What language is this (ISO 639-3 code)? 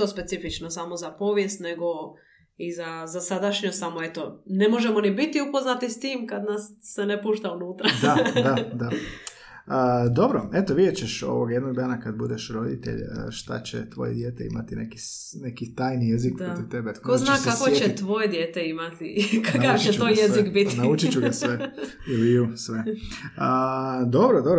hrv